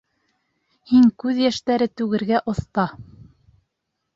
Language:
Bashkir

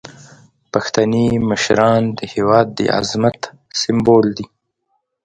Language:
Pashto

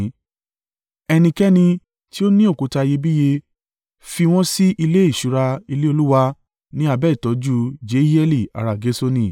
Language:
Yoruba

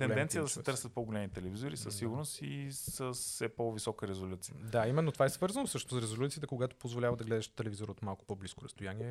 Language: Bulgarian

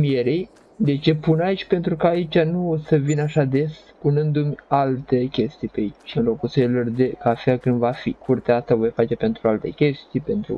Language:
Romanian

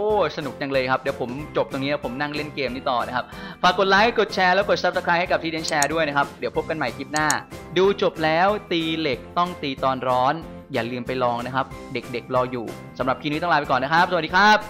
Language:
Thai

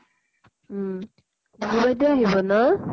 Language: Assamese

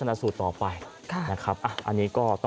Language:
Thai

